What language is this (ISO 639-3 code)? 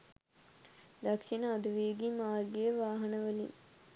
sin